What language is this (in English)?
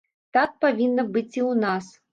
Belarusian